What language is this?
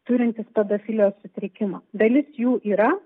Lithuanian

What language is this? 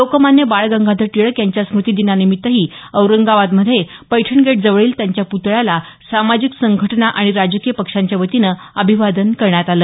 Marathi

